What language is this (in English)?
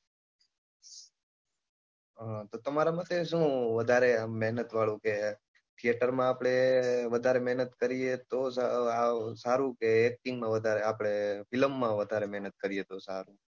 Gujarati